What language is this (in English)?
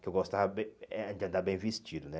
Portuguese